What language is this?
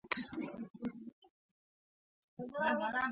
Kalenjin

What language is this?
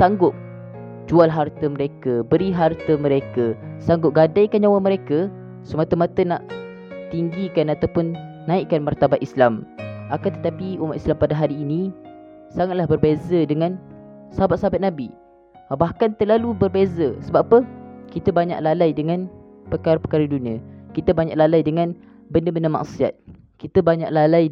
Malay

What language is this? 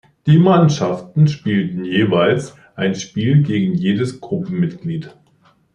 German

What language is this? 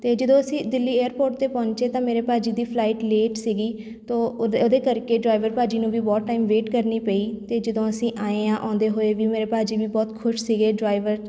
Punjabi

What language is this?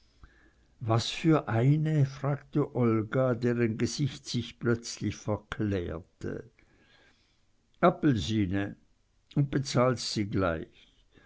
German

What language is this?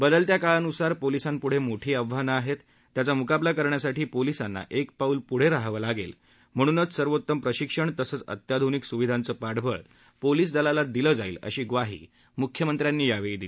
Marathi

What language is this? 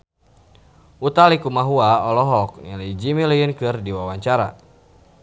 Sundanese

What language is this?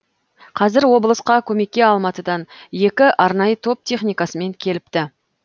Kazakh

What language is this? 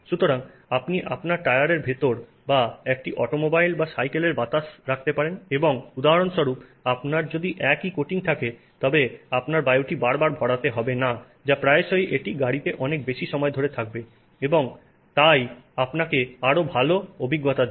Bangla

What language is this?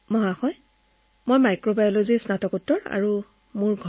Assamese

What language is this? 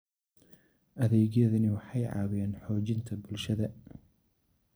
Somali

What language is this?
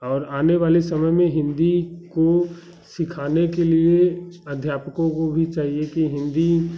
Hindi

